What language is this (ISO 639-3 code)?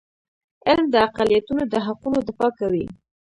pus